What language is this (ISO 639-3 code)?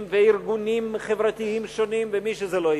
heb